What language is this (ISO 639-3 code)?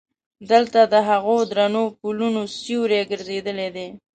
pus